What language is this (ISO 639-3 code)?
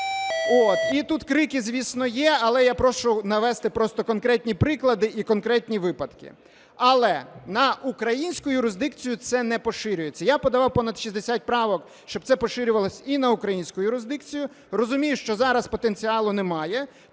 ukr